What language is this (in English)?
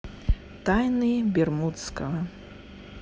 Russian